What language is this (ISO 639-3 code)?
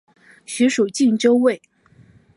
zho